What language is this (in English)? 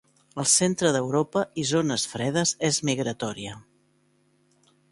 Catalan